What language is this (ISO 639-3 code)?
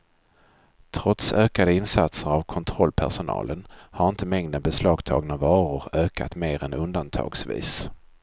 swe